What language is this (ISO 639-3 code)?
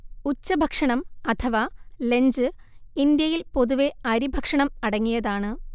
mal